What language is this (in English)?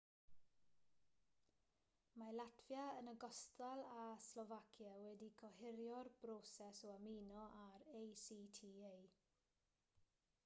Welsh